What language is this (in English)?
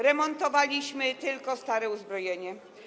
Polish